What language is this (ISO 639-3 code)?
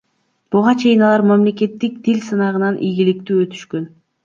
kir